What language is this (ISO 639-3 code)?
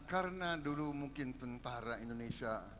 ind